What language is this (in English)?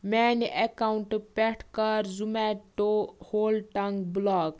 Kashmiri